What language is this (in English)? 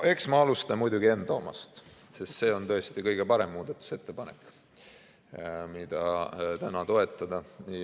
Estonian